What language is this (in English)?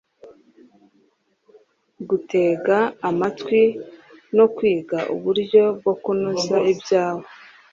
Kinyarwanda